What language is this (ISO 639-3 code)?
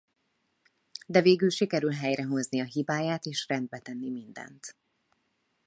hun